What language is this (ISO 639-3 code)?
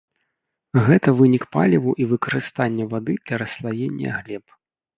bel